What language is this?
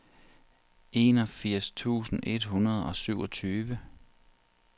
Danish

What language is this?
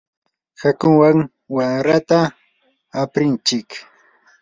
Yanahuanca Pasco Quechua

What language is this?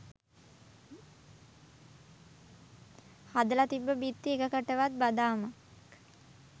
Sinhala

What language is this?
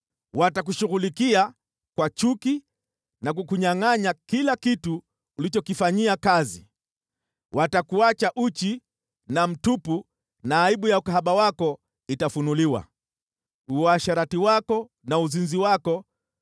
Swahili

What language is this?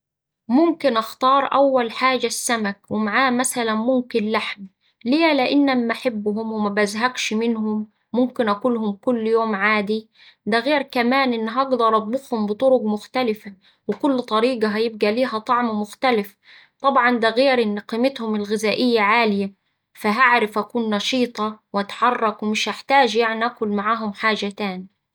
Saidi Arabic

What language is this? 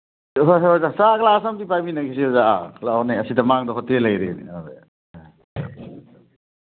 Manipuri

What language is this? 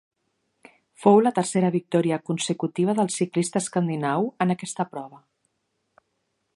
Catalan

